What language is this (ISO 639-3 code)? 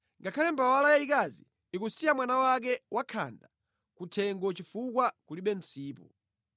nya